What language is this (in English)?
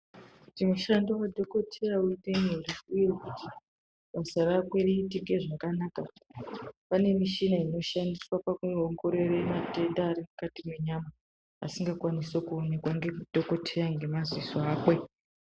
Ndau